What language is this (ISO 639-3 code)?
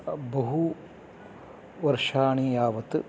san